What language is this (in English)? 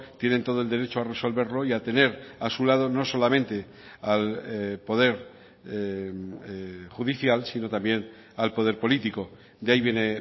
Spanish